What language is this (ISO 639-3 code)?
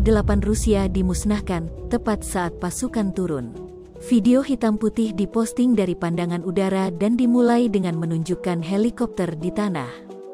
ind